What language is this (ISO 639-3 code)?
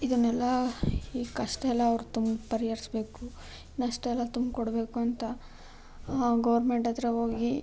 kan